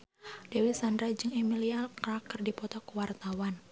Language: Sundanese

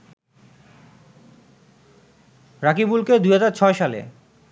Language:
Bangla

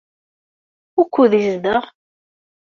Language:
Kabyle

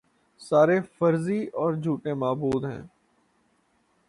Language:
Urdu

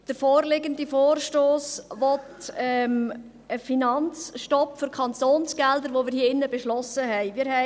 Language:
Swiss German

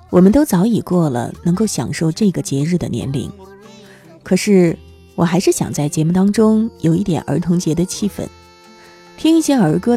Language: Chinese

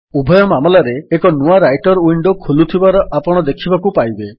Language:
Odia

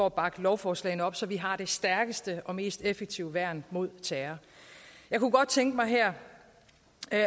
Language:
Danish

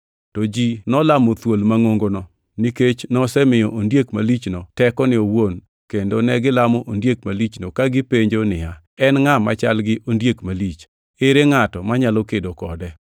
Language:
Luo (Kenya and Tanzania)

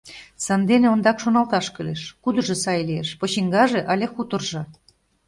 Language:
Mari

